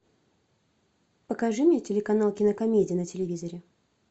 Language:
Russian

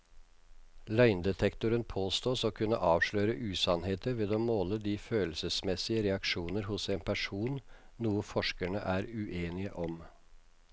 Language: Norwegian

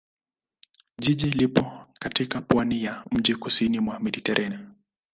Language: Swahili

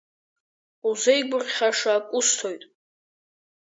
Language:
Abkhazian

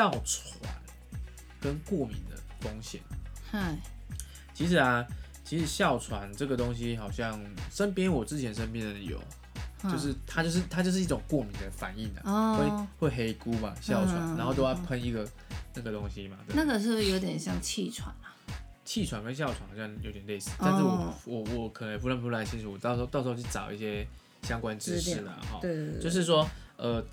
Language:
Chinese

